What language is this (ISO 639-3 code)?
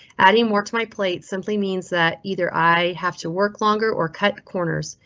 eng